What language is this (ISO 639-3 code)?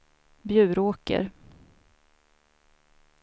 swe